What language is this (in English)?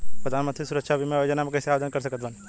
Bhojpuri